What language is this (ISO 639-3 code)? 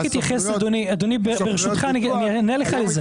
heb